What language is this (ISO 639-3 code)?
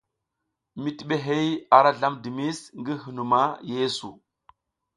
giz